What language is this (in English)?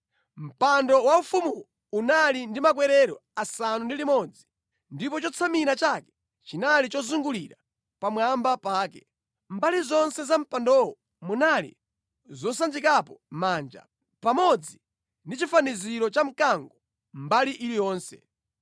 Nyanja